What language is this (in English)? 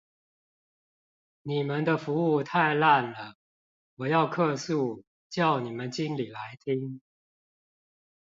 Chinese